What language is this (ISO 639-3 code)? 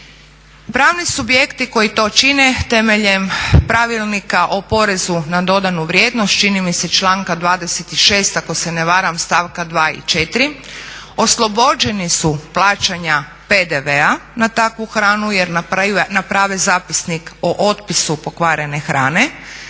hrv